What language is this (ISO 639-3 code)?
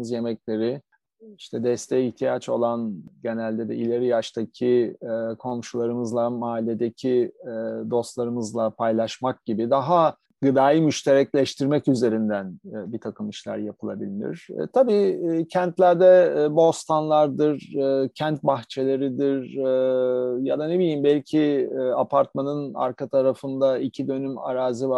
tur